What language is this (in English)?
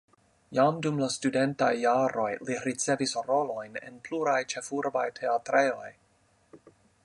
Esperanto